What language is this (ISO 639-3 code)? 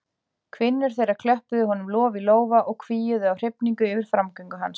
isl